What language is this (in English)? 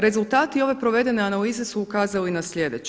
Croatian